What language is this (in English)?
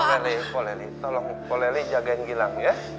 Indonesian